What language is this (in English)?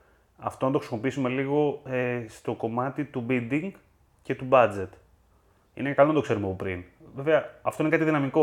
Greek